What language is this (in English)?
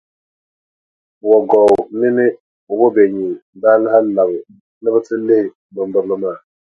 Dagbani